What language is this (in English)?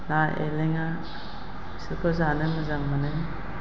Bodo